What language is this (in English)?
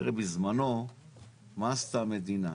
Hebrew